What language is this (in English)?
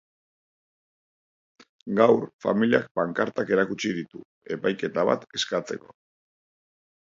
Basque